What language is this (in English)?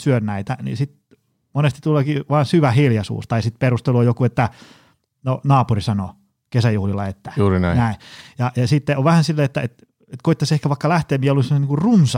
Finnish